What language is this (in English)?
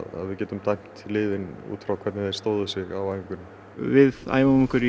Icelandic